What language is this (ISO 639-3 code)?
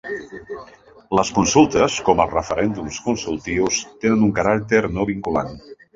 cat